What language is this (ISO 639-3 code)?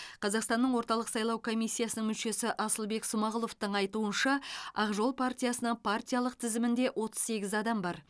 kaz